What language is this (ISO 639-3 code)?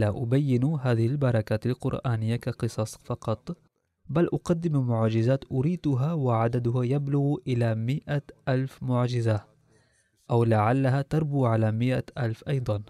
ara